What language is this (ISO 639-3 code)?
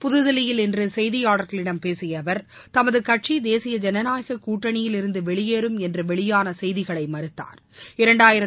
tam